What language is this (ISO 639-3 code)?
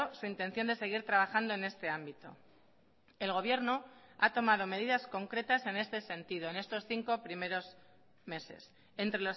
spa